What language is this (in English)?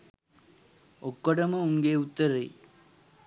Sinhala